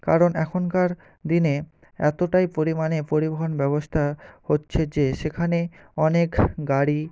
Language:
Bangla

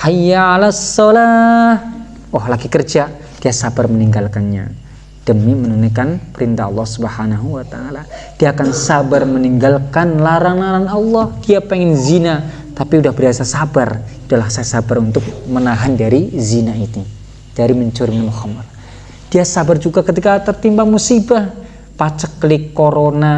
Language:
Indonesian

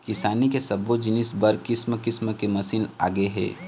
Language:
Chhattisgarhi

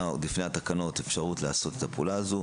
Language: Hebrew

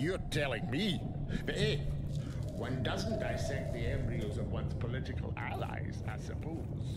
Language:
English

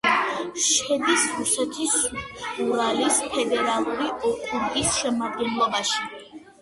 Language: Georgian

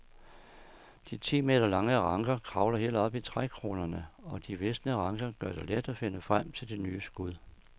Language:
Danish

